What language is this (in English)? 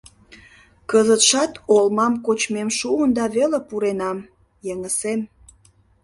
Mari